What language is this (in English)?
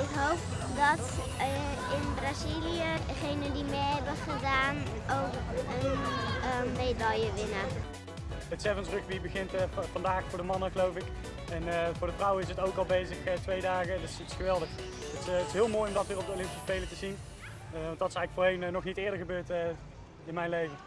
Dutch